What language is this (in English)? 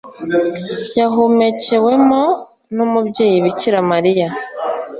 Kinyarwanda